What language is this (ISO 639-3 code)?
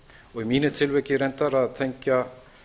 isl